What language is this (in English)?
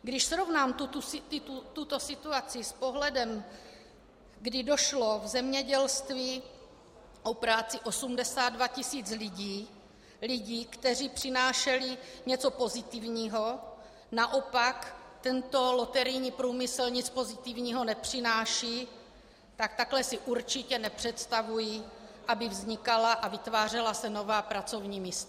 Czech